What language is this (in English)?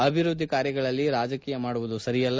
Kannada